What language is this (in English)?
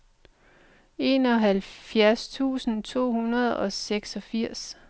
Danish